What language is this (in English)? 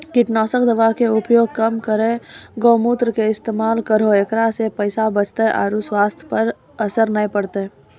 Maithili